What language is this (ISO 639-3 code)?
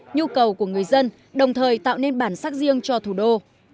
vie